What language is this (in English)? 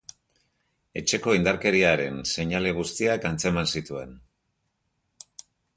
Basque